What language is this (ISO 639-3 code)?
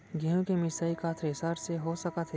hne